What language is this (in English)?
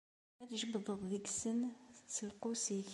Kabyle